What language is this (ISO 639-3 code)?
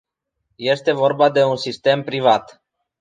ron